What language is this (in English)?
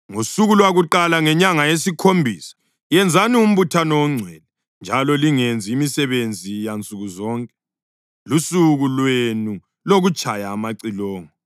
North Ndebele